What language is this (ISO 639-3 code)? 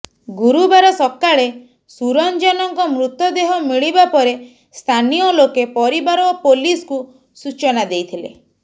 ori